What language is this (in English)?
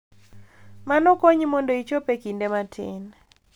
Luo (Kenya and Tanzania)